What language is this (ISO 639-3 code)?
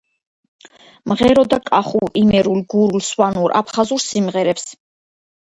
kat